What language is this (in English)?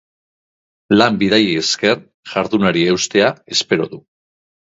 Basque